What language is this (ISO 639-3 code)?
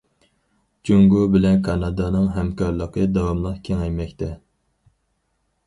uig